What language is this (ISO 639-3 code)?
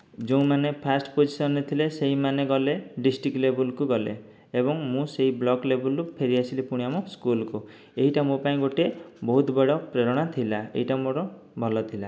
ori